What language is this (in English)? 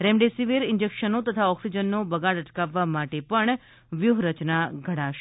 Gujarati